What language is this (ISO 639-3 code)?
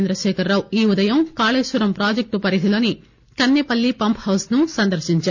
tel